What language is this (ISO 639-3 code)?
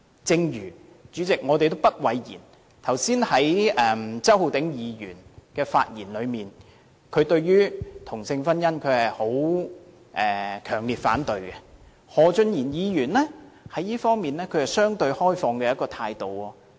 yue